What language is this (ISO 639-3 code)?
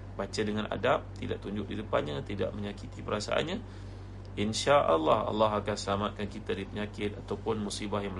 msa